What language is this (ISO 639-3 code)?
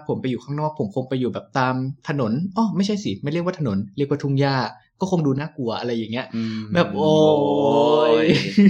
tha